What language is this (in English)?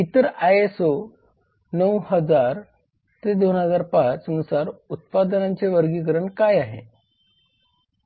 Marathi